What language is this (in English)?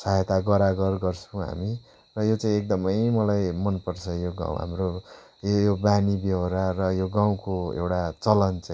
Nepali